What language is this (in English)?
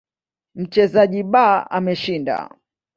Swahili